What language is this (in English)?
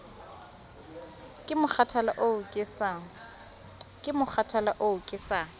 Southern Sotho